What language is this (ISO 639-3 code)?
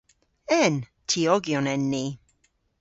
cor